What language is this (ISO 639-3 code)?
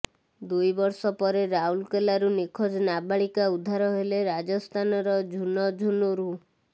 ori